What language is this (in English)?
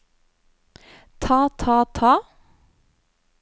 Norwegian